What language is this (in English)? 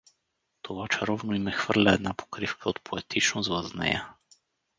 Bulgarian